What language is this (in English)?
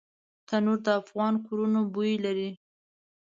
Pashto